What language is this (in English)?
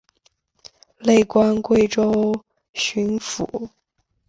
Chinese